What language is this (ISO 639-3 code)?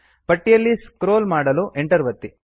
kan